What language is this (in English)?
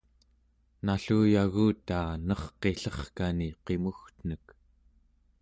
Central Yupik